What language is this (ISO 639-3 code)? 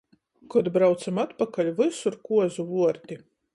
ltg